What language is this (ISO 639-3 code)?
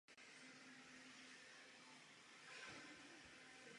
ces